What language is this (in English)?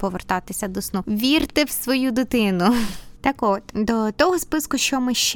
Ukrainian